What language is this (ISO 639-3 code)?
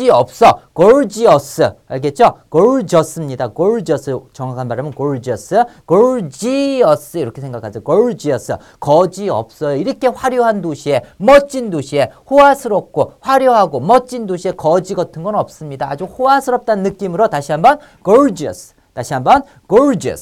kor